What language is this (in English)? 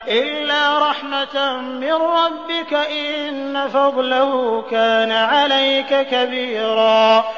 Arabic